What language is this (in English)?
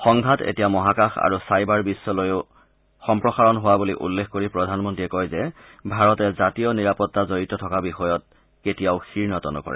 Assamese